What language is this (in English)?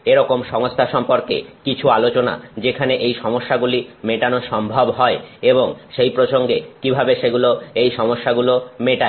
Bangla